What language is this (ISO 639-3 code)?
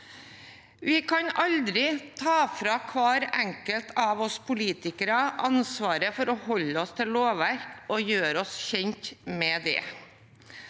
nor